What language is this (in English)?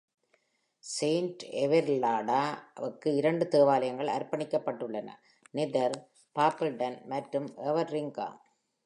Tamil